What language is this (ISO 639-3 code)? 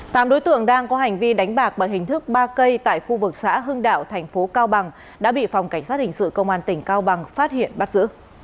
vie